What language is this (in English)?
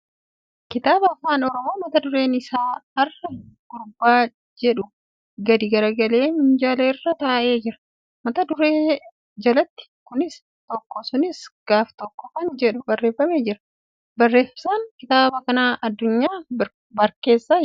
Oromo